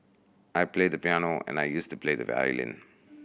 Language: English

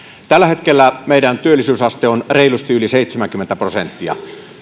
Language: Finnish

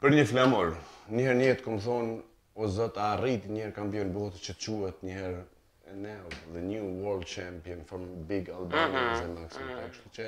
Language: Romanian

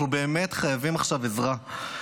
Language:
Hebrew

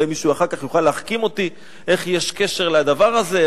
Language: Hebrew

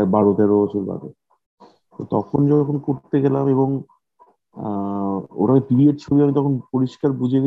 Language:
Bangla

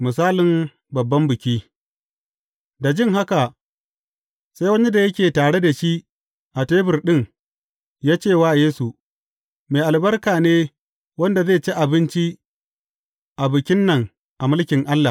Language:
Hausa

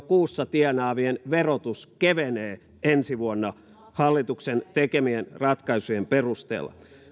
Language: Finnish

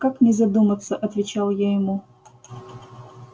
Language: Russian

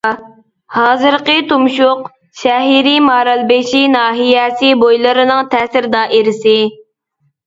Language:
Uyghur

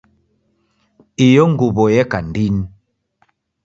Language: Taita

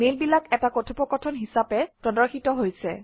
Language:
Assamese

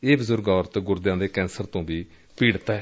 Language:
Punjabi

